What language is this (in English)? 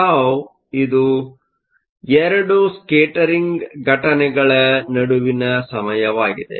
Kannada